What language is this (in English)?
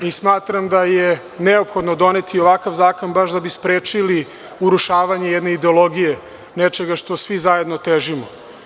Serbian